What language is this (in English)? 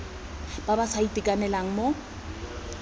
Tswana